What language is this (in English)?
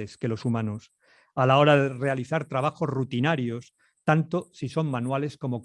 Spanish